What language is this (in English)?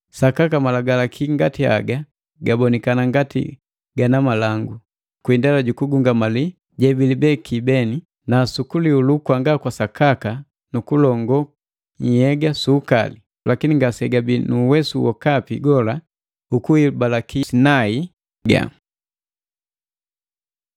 Matengo